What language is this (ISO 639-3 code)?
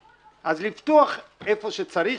heb